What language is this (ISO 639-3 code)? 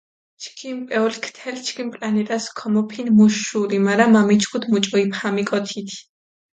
xmf